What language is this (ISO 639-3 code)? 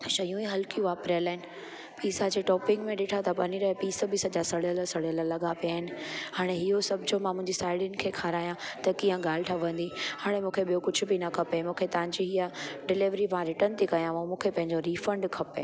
snd